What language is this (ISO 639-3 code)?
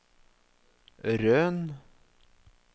nor